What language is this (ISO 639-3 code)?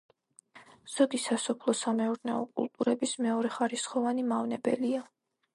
kat